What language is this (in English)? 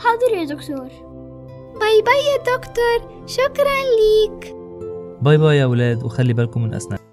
Arabic